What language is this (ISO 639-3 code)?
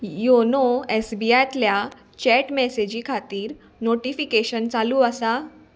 kok